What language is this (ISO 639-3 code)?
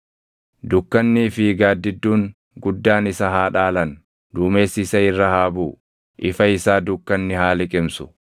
orm